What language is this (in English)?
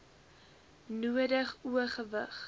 Afrikaans